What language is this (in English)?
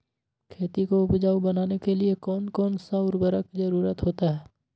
Magahi